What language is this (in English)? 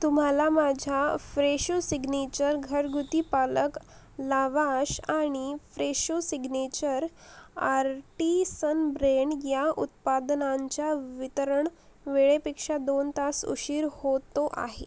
Marathi